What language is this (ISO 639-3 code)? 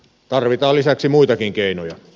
fin